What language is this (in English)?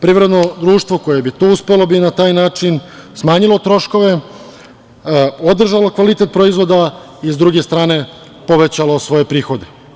Serbian